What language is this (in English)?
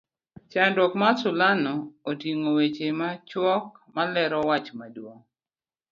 Luo (Kenya and Tanzania)